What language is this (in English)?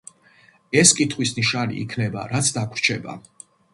Georgian